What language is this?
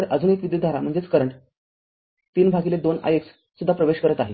Marathi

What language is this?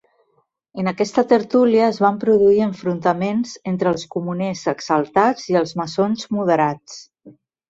Catalan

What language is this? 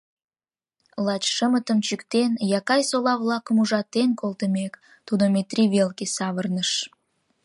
Mari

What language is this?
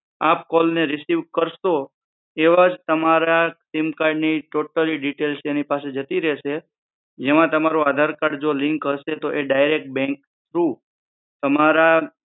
Gujarati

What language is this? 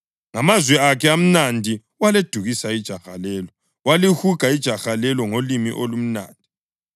North Ndebele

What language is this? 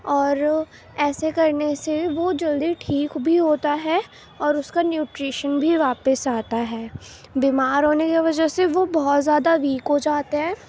Urdu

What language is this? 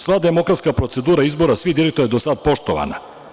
Serbian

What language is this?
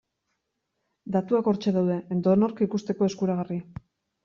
Basque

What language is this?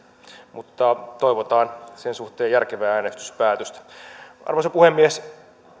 Finnish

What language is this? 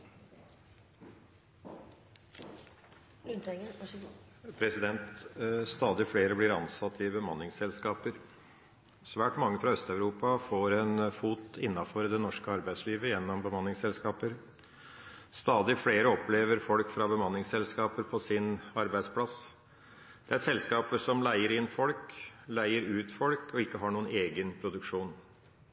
Norwegian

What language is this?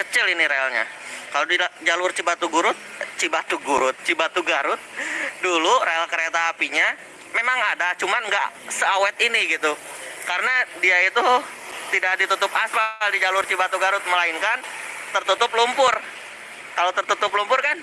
Indonesian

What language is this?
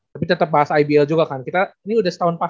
Indonesian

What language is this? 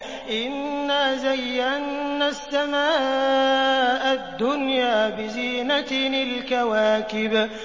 Arabic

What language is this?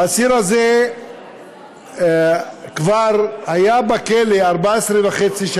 Hebrew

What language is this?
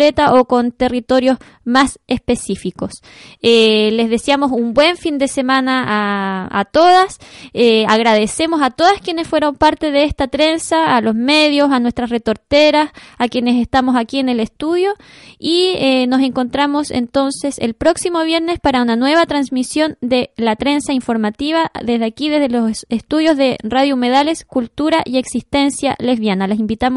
Spanish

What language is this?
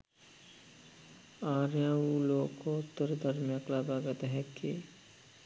Sinhala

